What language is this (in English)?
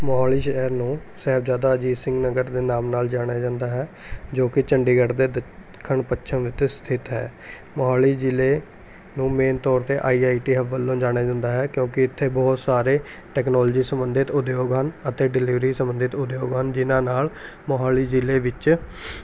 Punjabi